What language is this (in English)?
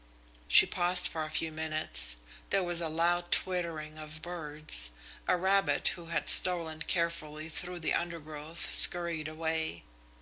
English